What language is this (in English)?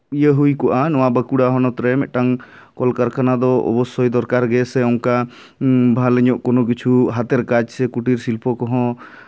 Santali